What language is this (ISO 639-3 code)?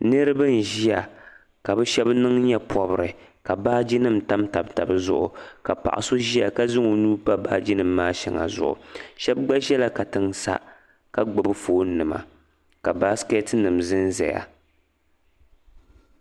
dag